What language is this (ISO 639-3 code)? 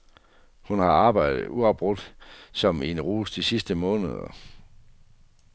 dan